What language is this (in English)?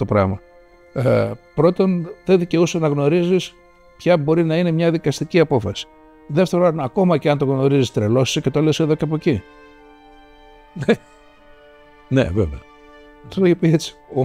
Greek